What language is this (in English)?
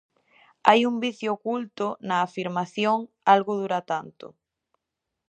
Galician